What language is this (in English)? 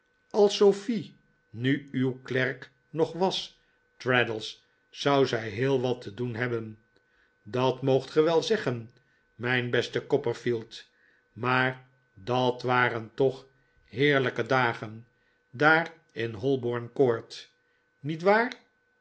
Dutch